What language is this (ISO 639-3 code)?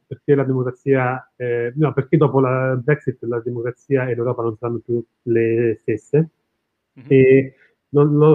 ita